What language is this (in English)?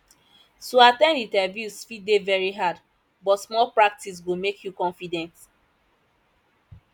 Nigerian Pidgin